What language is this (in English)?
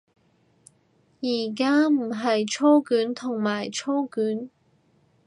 Cantonese